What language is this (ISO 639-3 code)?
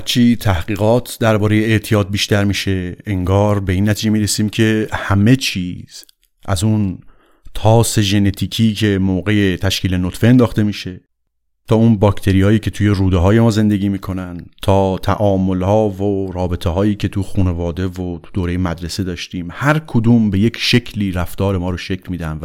fas